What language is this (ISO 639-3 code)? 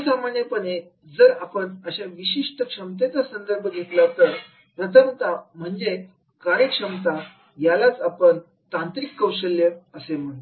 mar